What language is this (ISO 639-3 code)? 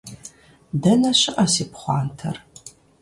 kbd